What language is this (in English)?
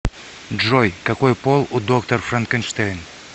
Russian